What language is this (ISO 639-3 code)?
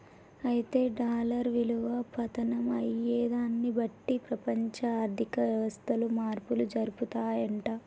tel